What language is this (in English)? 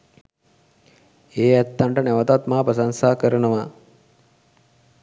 Sinhala